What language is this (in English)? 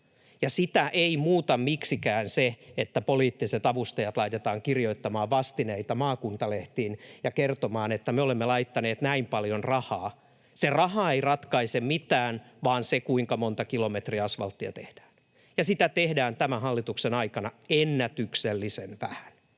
Finnish